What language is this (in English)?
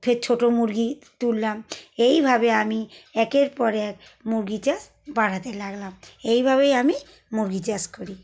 Bangla